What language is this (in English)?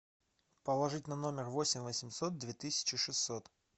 Russian